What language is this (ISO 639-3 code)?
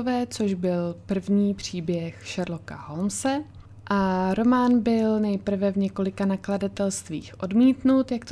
ces